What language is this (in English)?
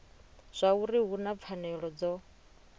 Venda